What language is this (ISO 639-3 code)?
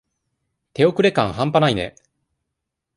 jpn